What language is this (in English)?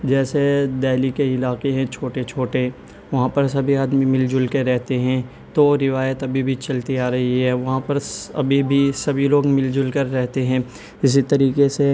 Urdu